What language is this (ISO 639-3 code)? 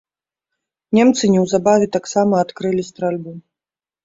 bel